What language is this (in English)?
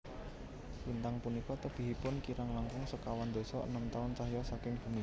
Javanese